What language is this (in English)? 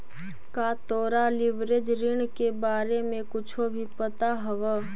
Magahi